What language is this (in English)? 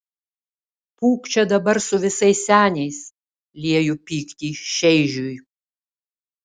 Lithuanian